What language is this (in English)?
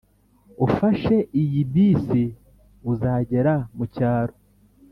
Kinyarwanda